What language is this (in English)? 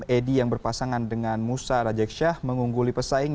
Indonesian